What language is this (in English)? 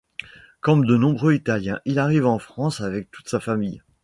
French